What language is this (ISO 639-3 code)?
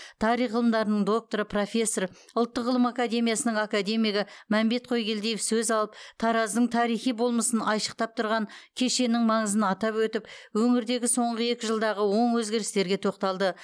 kaz